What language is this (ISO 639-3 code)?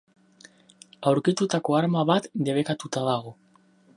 eus